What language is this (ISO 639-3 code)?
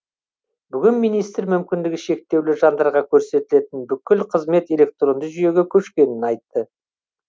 kaz